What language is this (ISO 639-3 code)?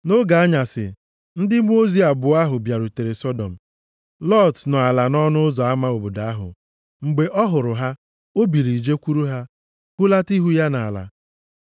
ibo